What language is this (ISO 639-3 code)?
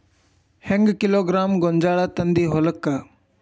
kan